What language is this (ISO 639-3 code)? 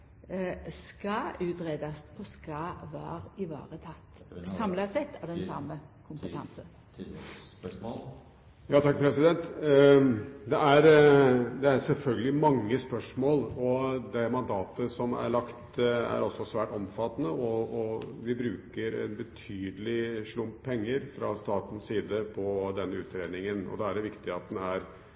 nor